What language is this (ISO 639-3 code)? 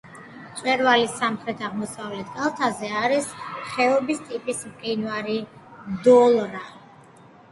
kat